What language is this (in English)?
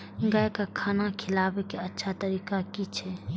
Maithili